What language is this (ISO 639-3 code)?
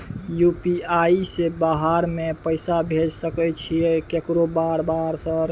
mai